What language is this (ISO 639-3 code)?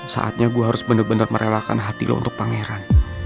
ind